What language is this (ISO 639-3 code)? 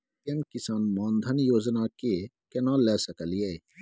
mai